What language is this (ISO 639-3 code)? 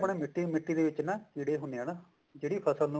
pan